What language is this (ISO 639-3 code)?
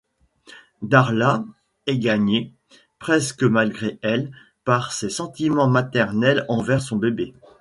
fra